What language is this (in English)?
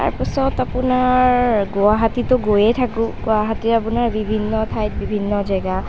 Assamese